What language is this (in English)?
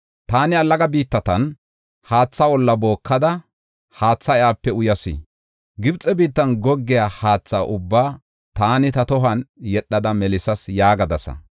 Gofa